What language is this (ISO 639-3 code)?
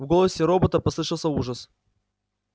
rus